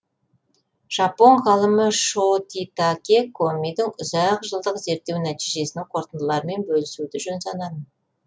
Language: Kazakh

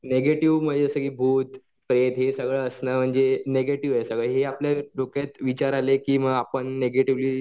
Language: Marathi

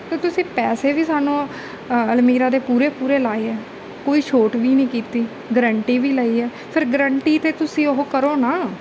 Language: Punjabi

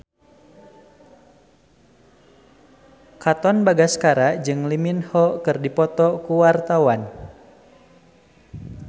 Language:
Sundanese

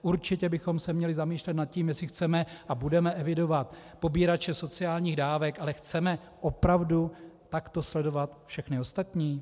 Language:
Czech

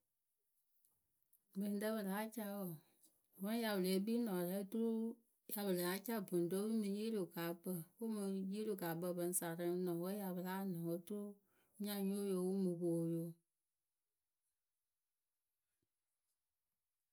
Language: Akebu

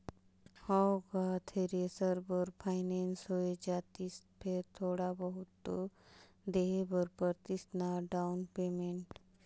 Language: Chhattisgarhi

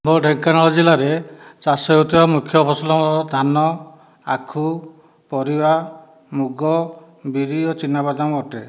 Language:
Odia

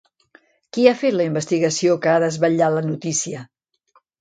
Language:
Catalan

